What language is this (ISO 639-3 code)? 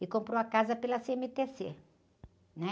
por